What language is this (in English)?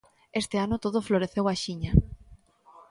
Galician